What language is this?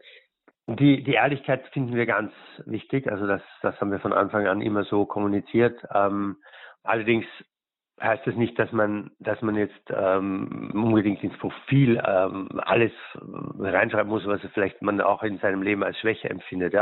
German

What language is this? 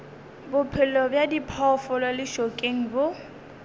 Northern Sotho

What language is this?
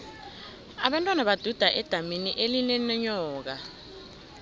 South Ndebele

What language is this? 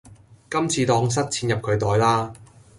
Cantonese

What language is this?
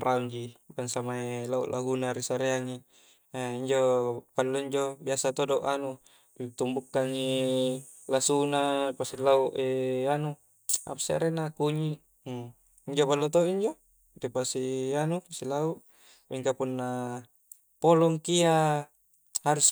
Coastal Konjo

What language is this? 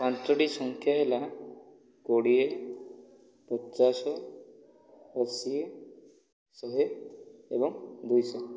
Odia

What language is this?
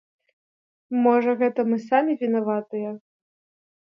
Belarusian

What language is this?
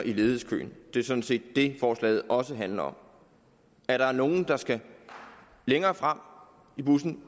Danish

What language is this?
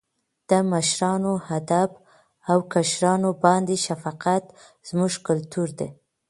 Pashto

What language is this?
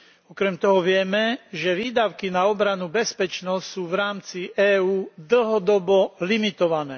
Slovak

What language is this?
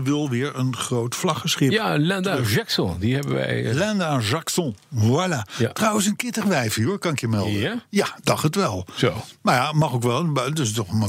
Dutch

